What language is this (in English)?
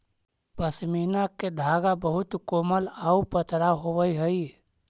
Magahi